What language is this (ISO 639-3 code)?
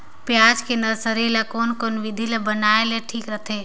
hne